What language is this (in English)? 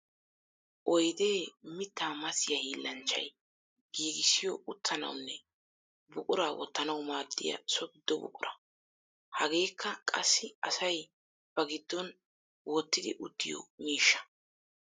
Wolaytta